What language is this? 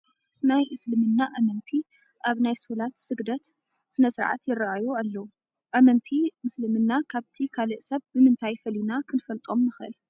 Tigrinya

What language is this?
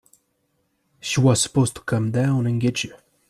English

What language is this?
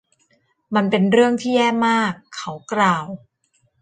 Thai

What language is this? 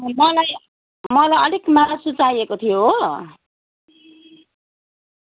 Nepali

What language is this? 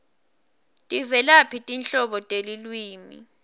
Swati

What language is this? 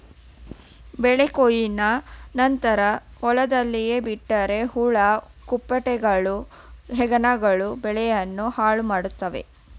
Kannada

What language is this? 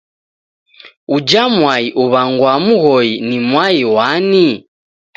Taita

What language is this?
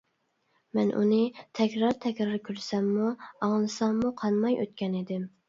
Uyghur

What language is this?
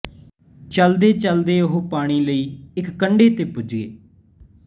Punjabi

